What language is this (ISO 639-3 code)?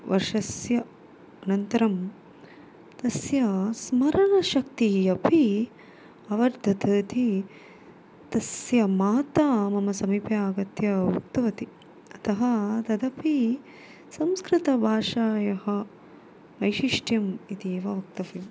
san